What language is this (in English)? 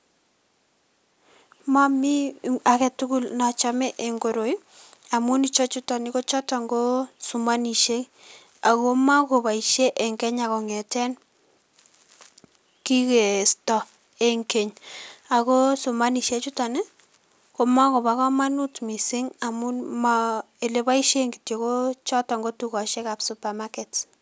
Kalenjin